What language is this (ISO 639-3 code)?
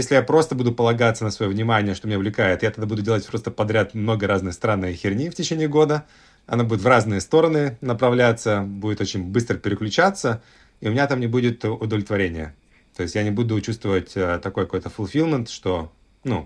rus